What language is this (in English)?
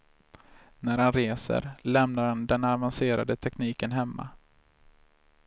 Swedish